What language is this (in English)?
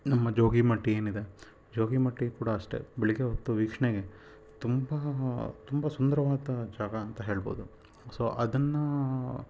Kannada